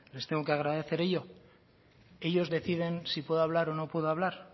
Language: Spanish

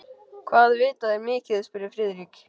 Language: Icelandic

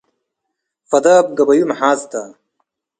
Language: Tigre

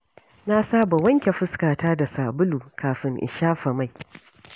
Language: Hausa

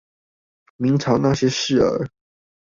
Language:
Chinese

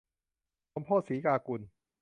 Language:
Thai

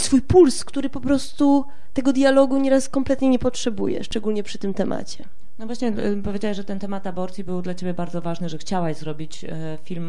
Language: Polish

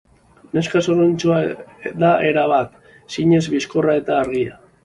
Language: Basque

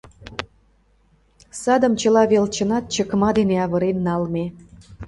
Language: Mari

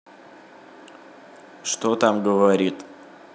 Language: Russian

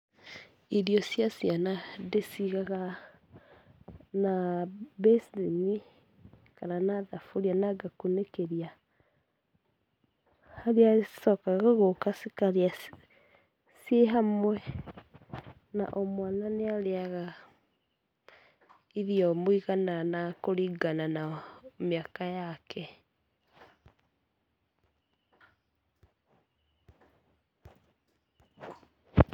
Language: Kikuyu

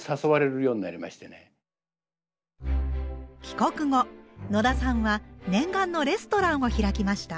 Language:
Japanese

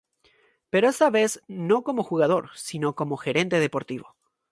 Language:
Spanish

